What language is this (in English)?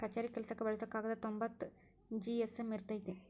Kannada